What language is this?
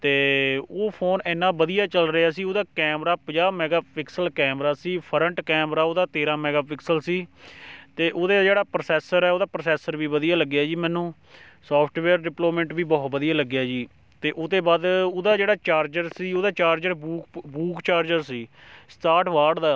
Punjabi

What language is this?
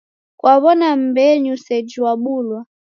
Taita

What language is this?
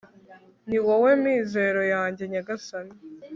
Kinyarwanda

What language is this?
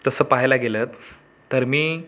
Marathi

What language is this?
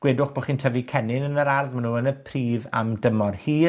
Welsh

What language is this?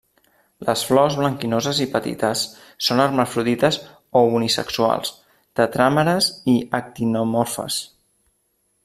Catalan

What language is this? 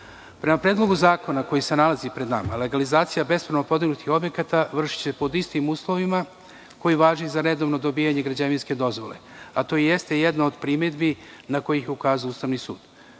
Serbian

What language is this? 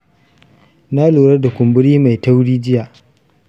Hausa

